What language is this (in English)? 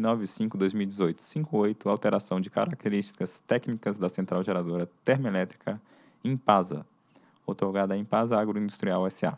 Portuguese